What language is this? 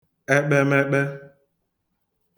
Igbo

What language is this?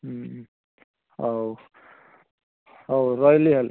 Odia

